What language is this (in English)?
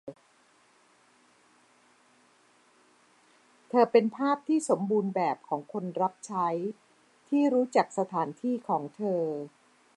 Thai